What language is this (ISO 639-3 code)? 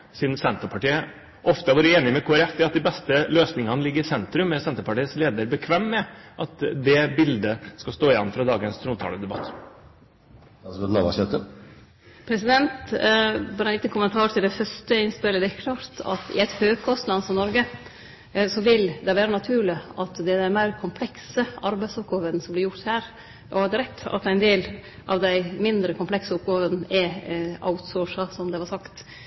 nor